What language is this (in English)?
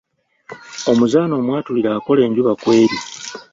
Ganda